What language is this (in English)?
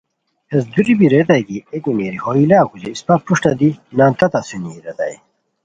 Khowar